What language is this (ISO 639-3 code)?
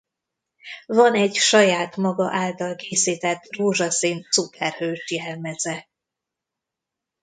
hun